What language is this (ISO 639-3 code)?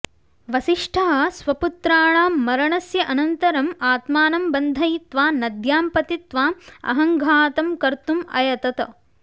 san